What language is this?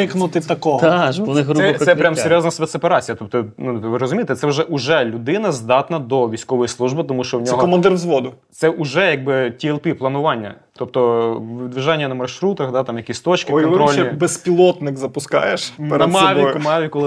Ukrainian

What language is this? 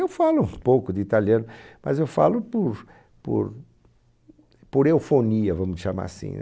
Portuguese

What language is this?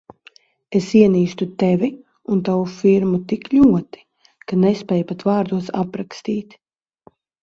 Latvian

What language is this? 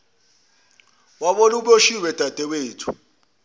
Zulu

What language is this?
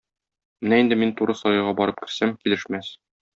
Tatar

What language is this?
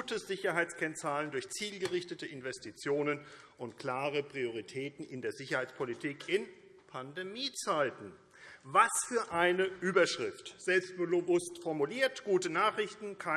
German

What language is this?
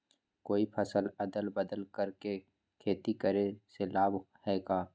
Magahi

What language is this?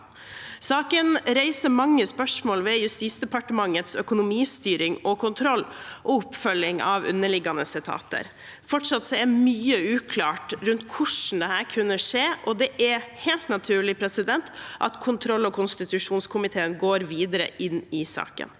Norwegian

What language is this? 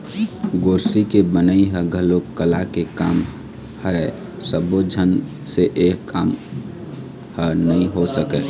Chhattisgarhi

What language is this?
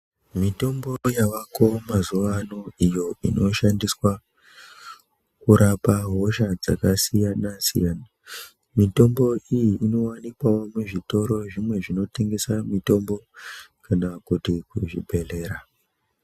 Ndau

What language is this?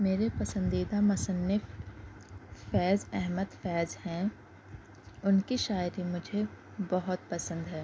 Urdu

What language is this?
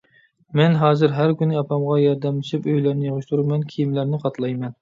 Uyghur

